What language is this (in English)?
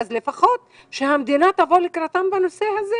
Hebrew